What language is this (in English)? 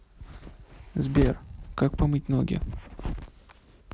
Russian